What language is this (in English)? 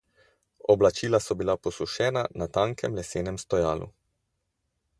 Slovenian